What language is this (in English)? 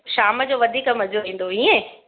Sindhi